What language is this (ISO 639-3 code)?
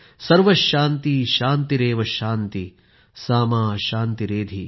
mar